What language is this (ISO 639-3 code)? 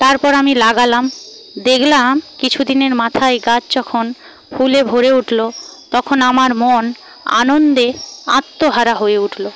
ben